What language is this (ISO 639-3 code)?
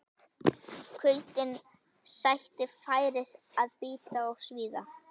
isl